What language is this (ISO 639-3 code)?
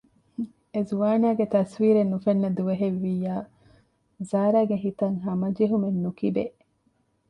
div